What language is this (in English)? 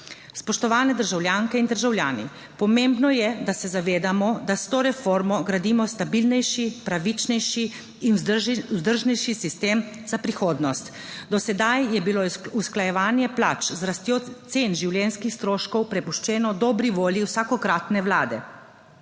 Slovenian